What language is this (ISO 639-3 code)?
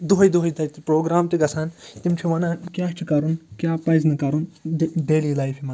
kas